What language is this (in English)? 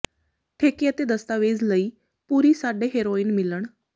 Punjabi